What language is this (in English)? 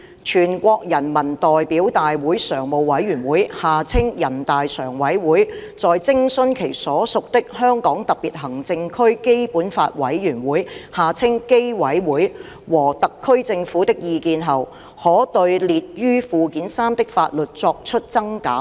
Cantonese